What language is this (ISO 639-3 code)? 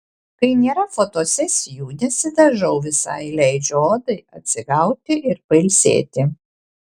lit